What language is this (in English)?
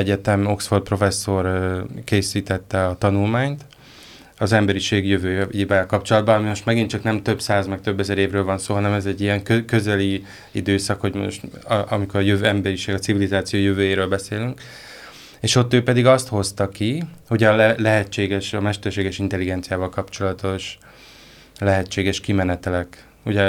Hungarian